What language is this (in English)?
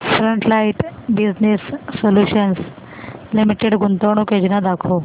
Marathi